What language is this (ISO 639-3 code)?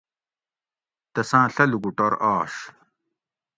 gwc